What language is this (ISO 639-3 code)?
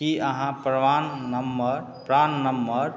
mai